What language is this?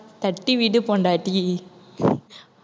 Tamil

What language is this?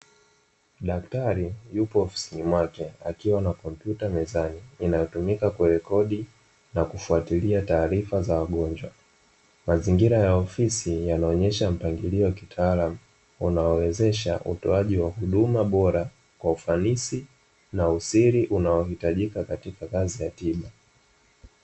Swahili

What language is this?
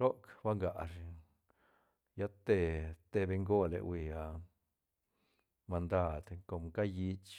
Santa Catarina Albarradas Zapotec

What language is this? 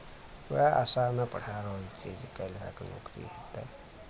Maithili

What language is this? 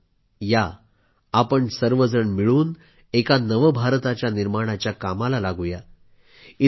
Marathi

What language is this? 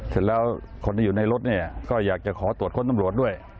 Thai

